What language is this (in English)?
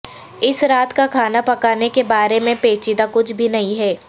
Urdu